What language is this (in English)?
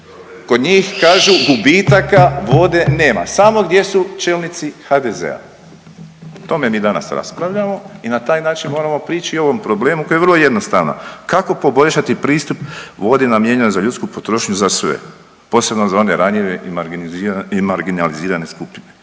Croatian